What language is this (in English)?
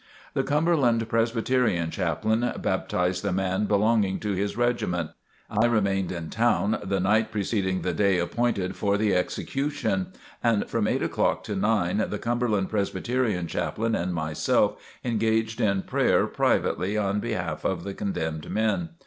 English